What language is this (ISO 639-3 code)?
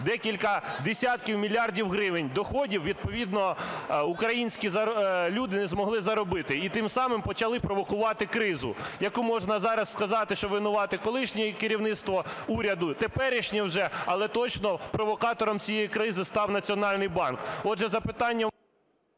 ukr